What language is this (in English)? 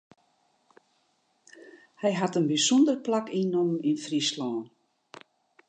Western Frisian